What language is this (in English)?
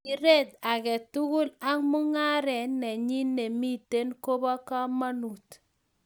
Kalenjin